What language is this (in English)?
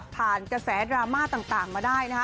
Thai